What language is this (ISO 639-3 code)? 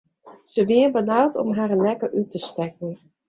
fry